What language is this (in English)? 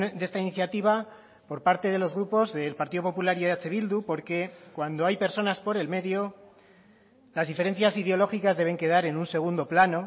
Spanish